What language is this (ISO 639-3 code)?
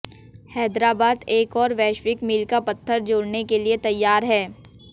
hin